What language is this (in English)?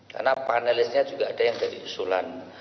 Indonesian